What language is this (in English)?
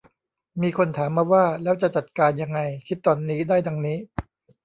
Thai